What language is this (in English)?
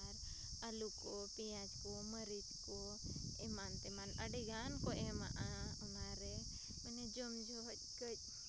Santali